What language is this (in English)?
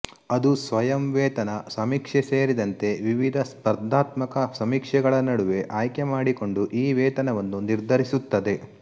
Kannada